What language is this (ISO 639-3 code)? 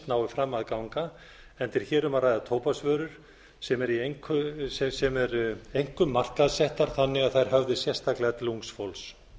isl